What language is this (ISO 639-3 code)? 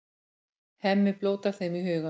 isl